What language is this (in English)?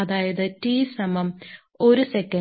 Malayalam